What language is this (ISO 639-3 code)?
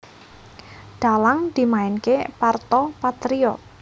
jav